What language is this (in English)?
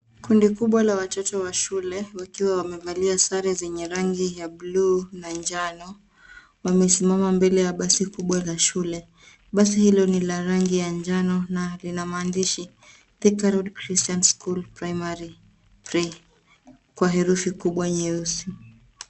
Swahili